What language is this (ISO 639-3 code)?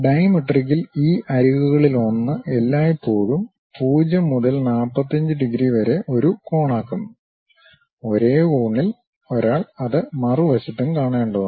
mal